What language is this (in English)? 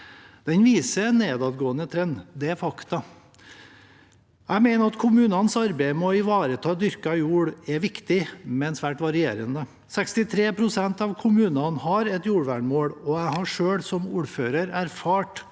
Norwegian